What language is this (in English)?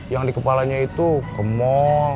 Indonesian